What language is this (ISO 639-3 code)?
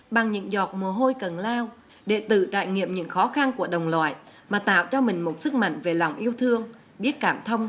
vie